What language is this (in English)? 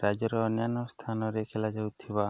Odia